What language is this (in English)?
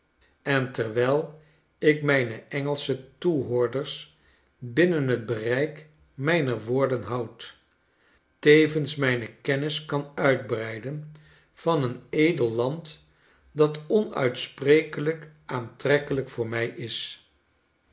Dutch